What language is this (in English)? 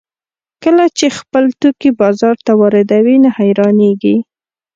Pashto